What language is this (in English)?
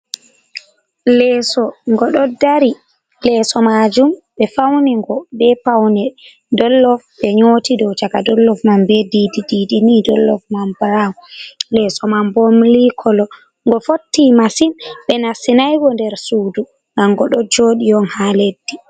Fula